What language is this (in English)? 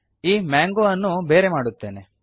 Kannada